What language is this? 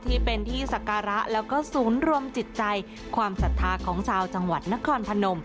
Thai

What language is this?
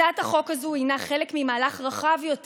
Hebrew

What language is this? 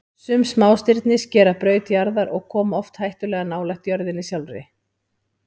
Icelandic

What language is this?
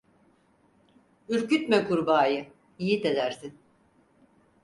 Turkish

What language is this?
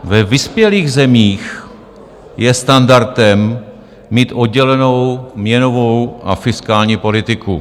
Czech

